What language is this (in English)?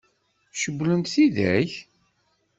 Kabyle